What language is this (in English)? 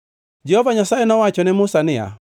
Luo (Kenya and Tanzania)